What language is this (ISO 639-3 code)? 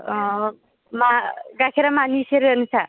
brx